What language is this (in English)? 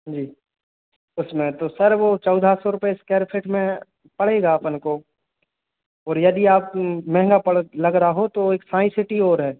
Hindi